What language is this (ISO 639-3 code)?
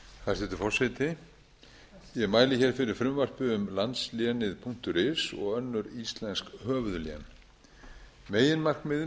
isl